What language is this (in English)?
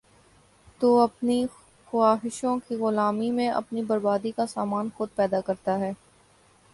Urdu